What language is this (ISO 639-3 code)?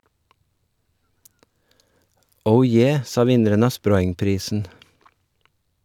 nor